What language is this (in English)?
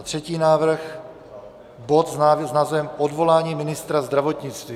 Czech